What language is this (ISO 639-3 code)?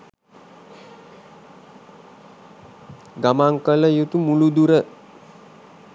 sin